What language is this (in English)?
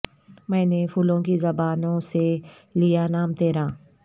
Urdu